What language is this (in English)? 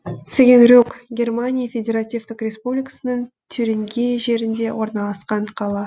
Kazakh